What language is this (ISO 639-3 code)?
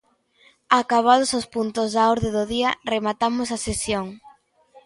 glg